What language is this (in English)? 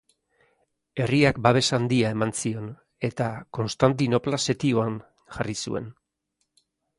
Basque